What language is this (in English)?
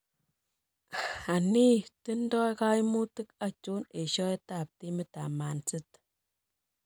Kalenjin